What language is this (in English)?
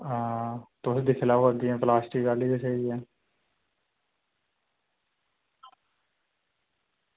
Dogri